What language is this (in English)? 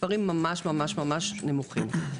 Hebrew